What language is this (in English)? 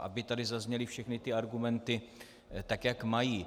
Czech